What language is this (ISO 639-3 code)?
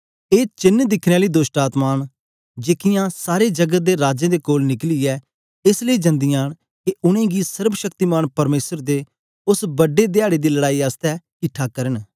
doi